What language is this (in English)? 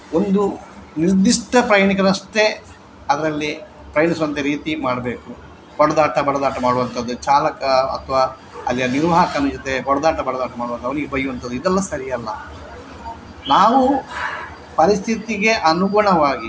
Kannada